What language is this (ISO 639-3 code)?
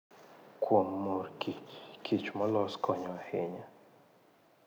luo